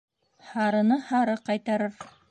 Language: Bashkir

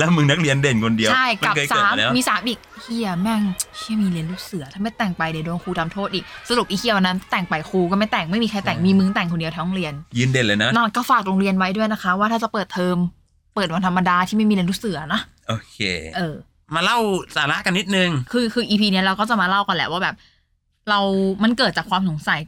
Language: Thai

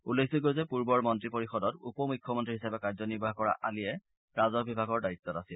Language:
Assamese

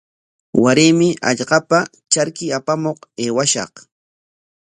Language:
Corongo Ancash Quechua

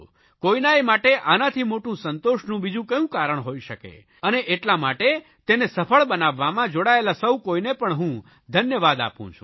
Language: Gujarati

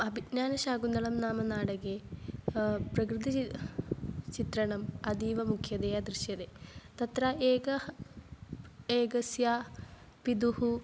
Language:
Sanskrit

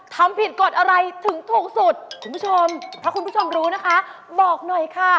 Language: Thai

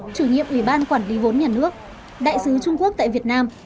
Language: Vietnamese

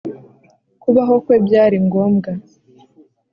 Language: Kinyarwanda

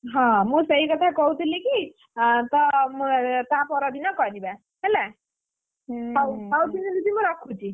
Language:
Odia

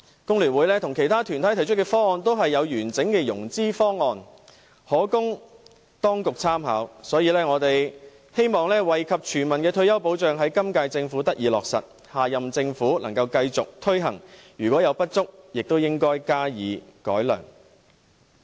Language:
Cantonese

